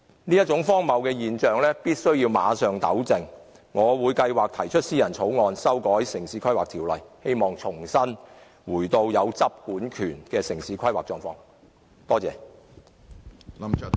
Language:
Cantonese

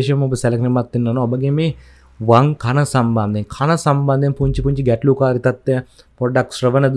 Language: Indonesian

